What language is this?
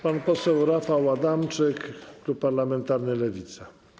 Polish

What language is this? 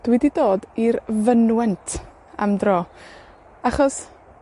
Welsh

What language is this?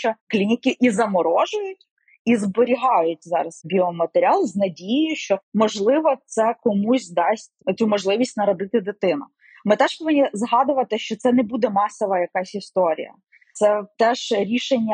Ukrainian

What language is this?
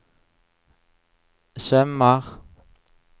Norwegian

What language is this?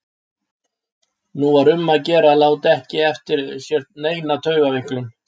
Icelandic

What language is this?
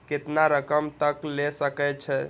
Maithili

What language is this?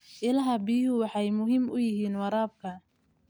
Somali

